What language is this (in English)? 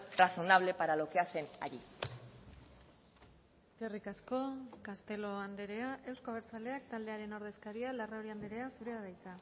Basque